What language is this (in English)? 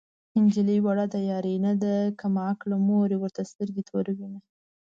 Pashto